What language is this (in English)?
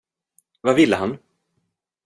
Swedish